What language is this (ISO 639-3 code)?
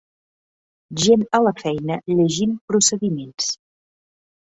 cat